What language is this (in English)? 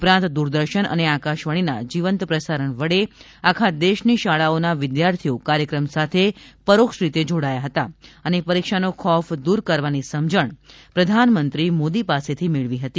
Gujarati